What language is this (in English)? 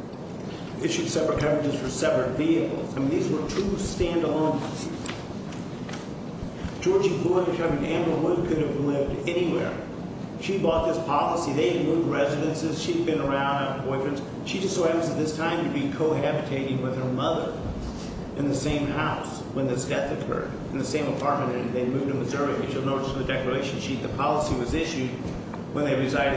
English